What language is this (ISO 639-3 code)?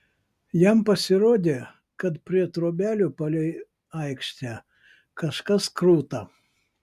lit